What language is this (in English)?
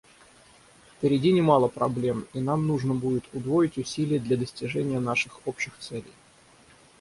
Russian